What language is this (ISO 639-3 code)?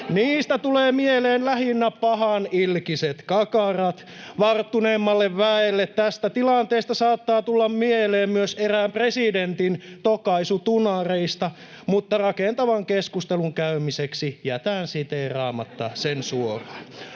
fin